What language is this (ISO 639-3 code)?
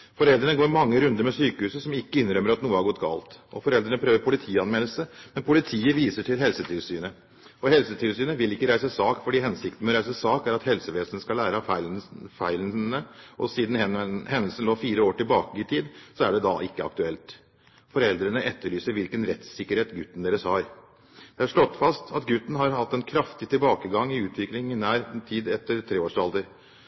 nob